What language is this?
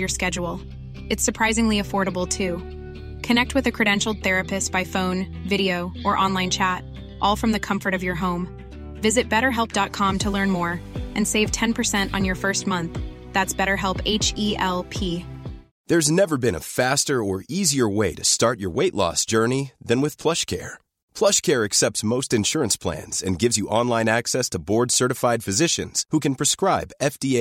Persian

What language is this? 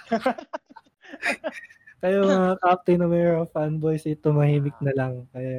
Filipino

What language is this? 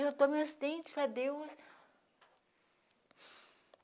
Portuguese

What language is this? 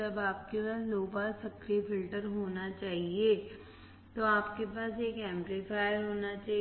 Hindi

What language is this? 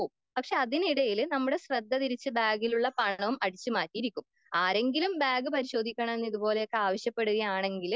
Malayalam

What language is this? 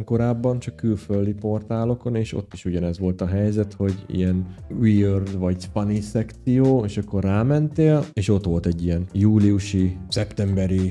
Hungarian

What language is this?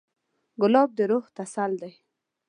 Pashto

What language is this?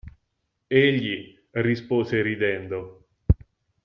Italian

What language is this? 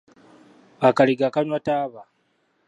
Ganda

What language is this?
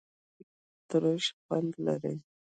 Pashto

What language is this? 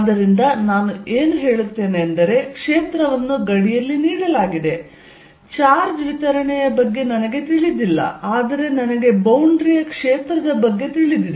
Kannada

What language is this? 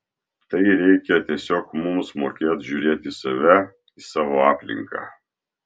Lithuanian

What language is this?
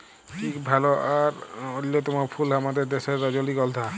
Bangla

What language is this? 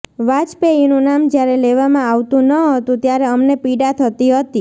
Gujarati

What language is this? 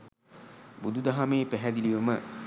Sinhala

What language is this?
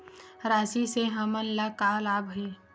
Chhattisgarhi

